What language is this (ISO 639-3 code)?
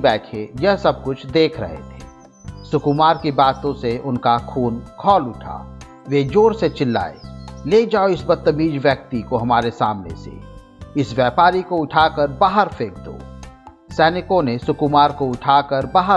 hin